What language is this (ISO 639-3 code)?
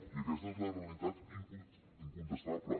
cat